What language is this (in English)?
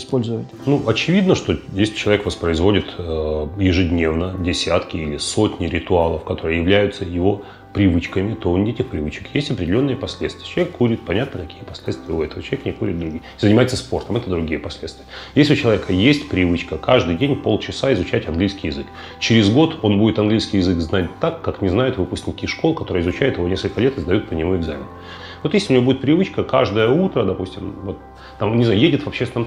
Russian